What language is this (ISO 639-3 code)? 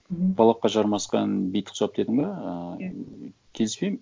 kaz